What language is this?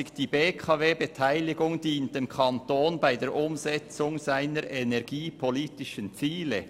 Swiss German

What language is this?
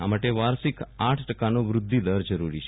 Gujarati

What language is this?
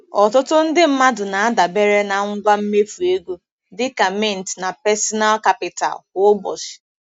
Igbo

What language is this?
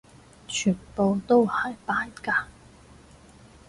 Cantonese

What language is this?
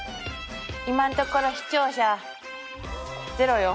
Japanese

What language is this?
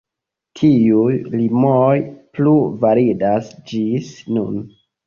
Esperanto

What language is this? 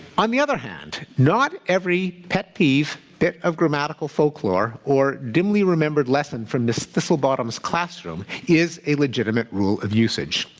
English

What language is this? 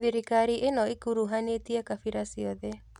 Kikuyu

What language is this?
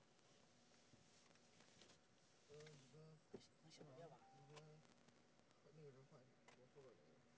Chinese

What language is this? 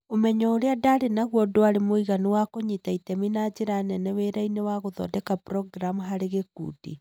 Kikuyu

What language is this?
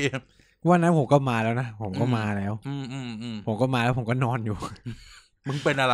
Thai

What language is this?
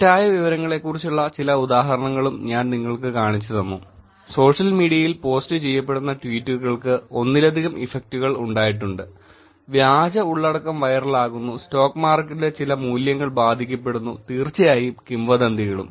Malayalam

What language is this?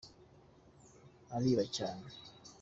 Kinyarwanda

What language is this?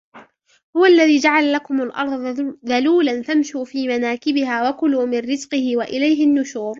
Arabic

